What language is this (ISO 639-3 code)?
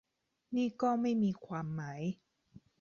tha